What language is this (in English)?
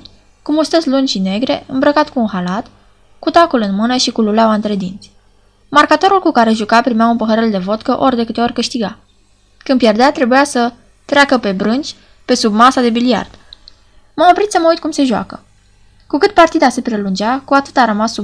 Romanian